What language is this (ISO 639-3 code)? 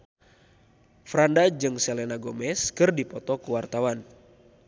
sun